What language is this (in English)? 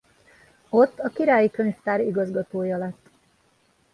Hungarian